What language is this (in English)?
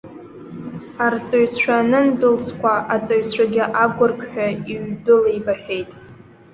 Abkhazian